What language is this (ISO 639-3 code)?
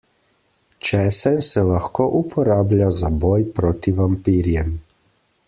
slv